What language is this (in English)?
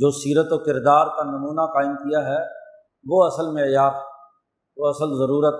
Urdu